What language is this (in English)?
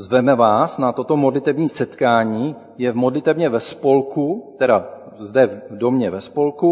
Czech